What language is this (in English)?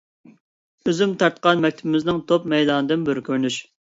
Uyghur